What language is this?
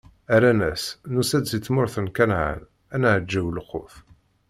Kabyle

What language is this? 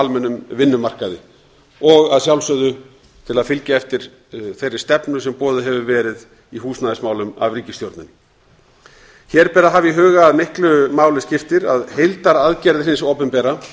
Icelandic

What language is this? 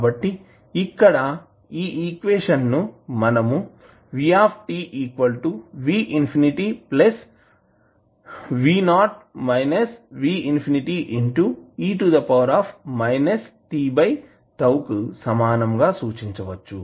Telugu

